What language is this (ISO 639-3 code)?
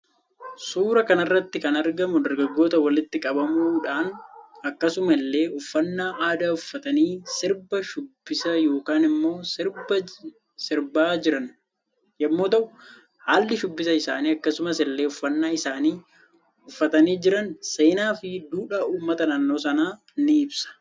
orm